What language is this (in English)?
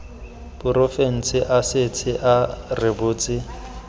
Tswana